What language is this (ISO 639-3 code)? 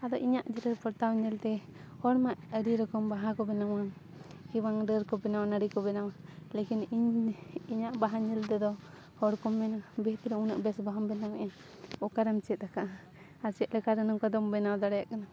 sat